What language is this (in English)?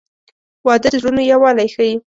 Pashto